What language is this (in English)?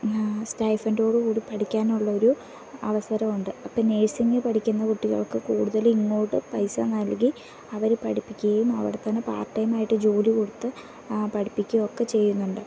Malayalam